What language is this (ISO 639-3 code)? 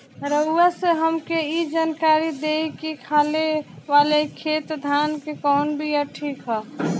bho